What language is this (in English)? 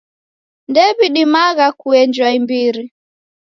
Taita